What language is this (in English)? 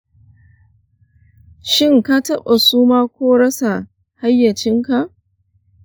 Hausa